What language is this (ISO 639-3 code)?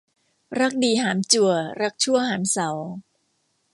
tha